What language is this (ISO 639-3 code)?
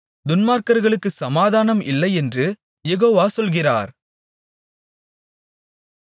tam